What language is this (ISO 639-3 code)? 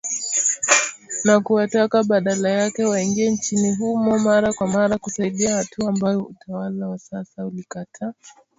swa